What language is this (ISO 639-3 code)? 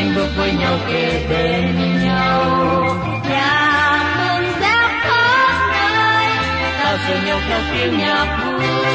vie